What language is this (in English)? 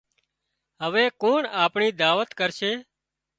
Wadiyara Koli